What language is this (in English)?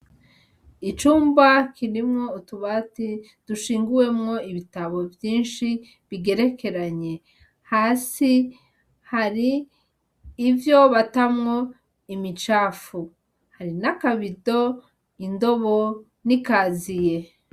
Rundi